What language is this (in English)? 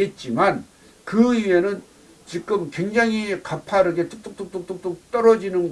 Korean